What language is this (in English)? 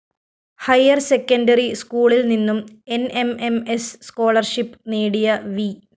Malayalam